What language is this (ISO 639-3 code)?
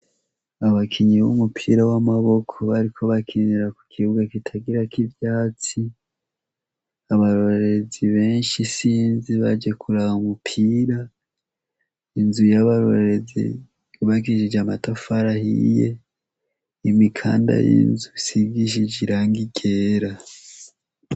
run